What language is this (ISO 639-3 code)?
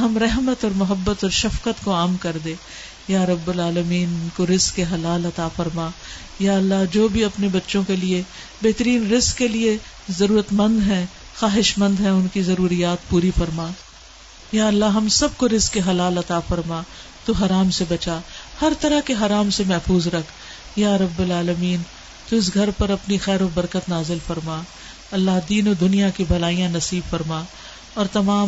urd